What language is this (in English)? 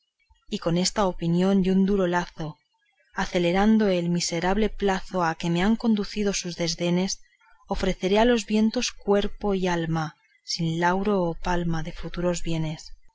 Spanish